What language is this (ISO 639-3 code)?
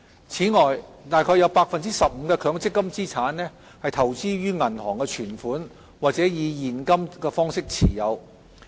yue